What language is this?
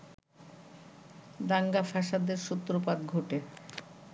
Bangla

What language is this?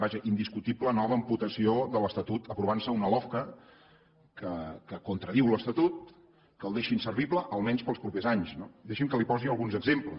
Catalan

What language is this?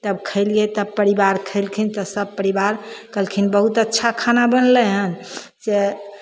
Maithili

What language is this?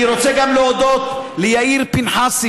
Hebrew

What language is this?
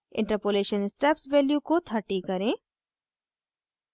Hindi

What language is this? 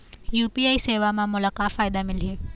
Chhattisgarhi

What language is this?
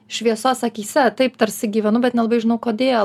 Lithuanian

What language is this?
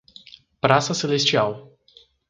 Portuguese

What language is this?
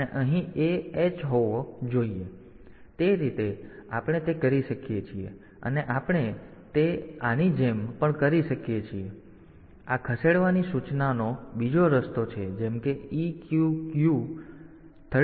Gujarati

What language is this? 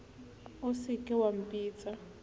Southern Sotho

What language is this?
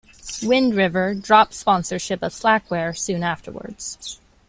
English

